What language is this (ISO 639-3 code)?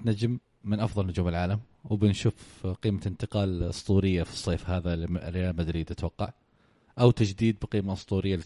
ara